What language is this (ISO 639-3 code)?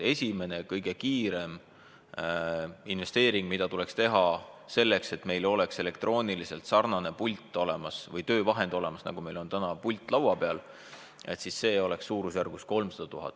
est